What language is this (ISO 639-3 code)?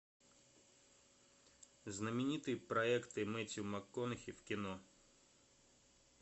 rus